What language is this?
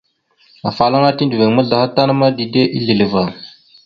Mada (Cameroon)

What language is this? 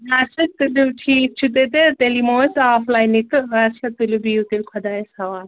Kashmiri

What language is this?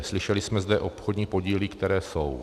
Czech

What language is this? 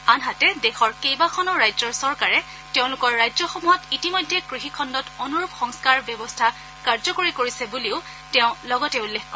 Assamese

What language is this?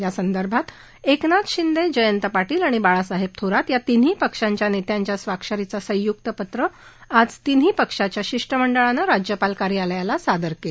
Marathi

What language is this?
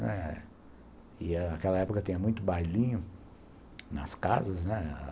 Portuguese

